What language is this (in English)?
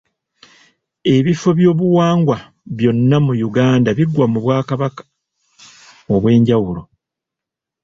Ganda